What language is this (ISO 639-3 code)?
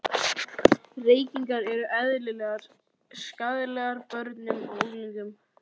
isl